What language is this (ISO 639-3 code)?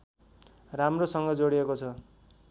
nep